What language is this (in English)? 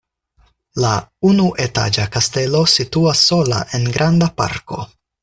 Esperanto